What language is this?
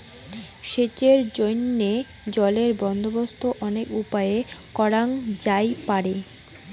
Bangla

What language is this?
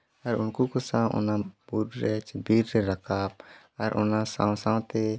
Santali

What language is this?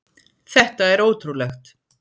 Icelandic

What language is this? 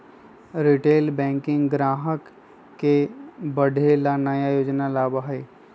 Magahi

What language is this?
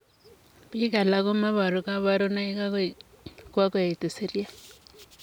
Kalenjin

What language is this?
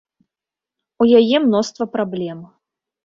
Belarusian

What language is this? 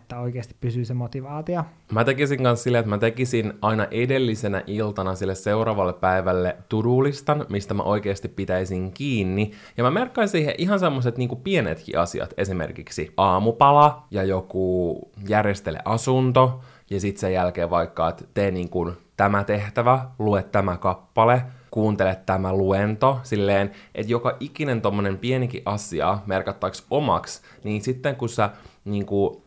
Finnish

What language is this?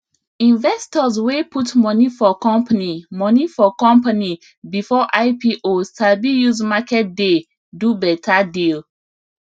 Nigerian Pidgin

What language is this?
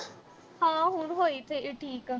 Punjabi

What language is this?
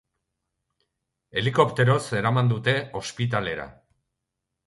Basque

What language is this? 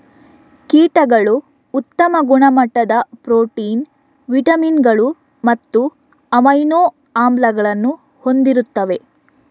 Kannada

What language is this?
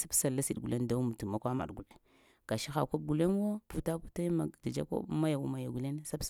Lamang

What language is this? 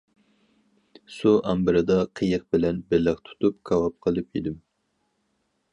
Uyghur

